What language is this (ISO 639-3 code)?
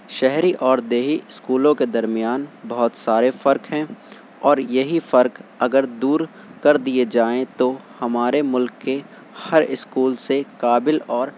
urd